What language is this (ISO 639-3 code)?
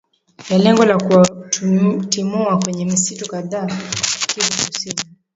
swa